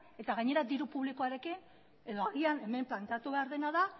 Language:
Basque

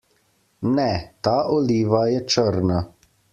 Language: Slovenian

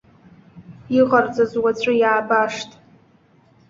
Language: Abkhazian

